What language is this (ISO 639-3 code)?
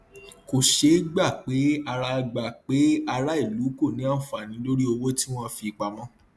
yor